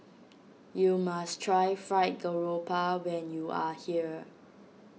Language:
English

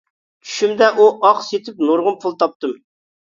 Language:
Uyghur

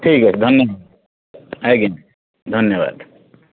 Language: Odia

